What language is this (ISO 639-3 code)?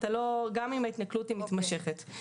heb